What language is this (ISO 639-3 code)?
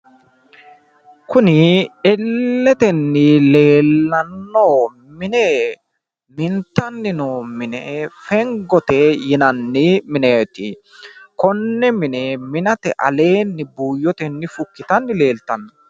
sid